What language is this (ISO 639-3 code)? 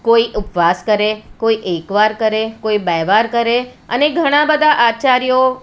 guj